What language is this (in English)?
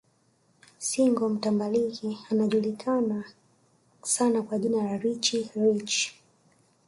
Swahili